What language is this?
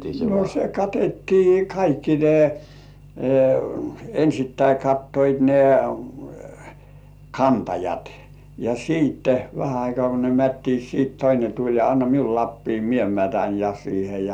Finnish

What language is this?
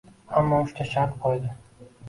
Uzbek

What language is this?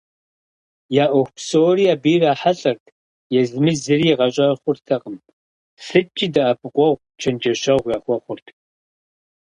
Kabardian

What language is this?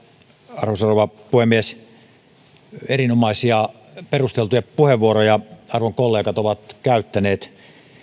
Finnish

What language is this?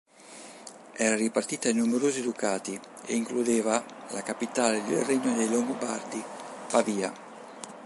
Italian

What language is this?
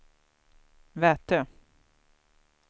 Swedish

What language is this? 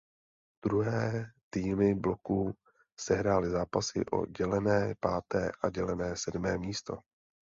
Czech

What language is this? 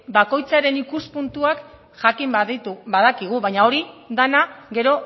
Basque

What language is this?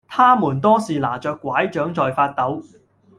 Cantonese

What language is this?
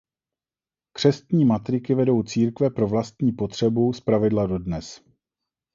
Czech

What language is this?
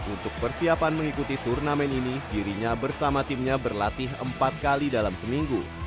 Indonesian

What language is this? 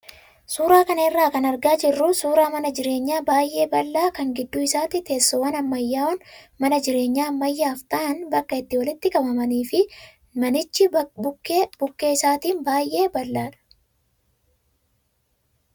Oromo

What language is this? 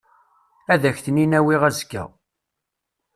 Kabyle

